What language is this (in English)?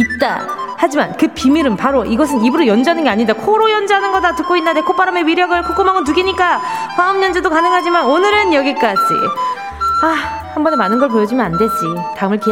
Korean